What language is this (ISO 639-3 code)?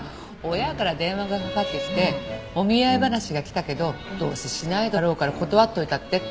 jpn